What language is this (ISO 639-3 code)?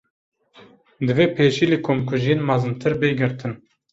kur